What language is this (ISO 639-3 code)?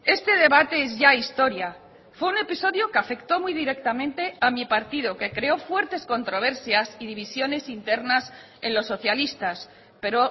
spa